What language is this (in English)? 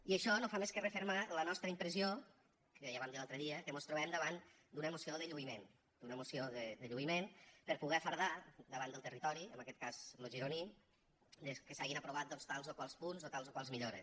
Catalan